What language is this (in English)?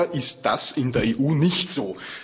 German